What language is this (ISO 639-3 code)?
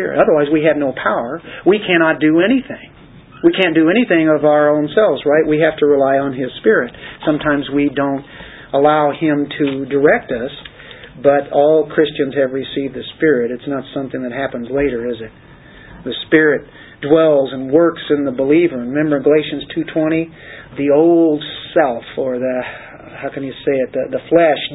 eng